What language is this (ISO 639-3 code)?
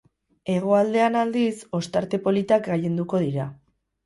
eus